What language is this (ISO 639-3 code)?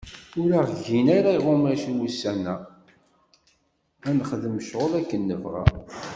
kab